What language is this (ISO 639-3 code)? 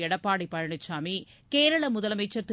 tam